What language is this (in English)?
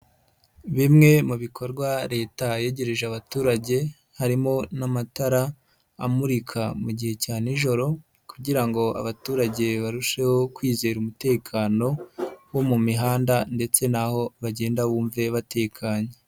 Kinyarwanda